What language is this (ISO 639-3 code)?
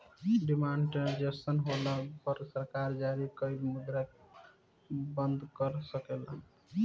bho